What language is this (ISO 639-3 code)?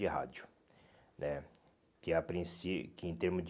por